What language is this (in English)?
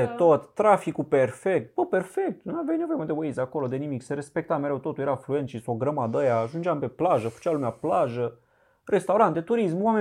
Romanian